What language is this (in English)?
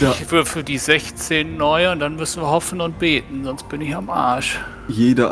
German